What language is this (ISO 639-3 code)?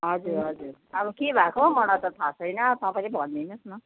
nep